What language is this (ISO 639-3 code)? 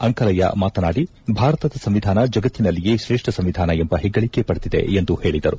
kan